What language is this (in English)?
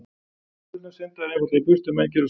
Icelandic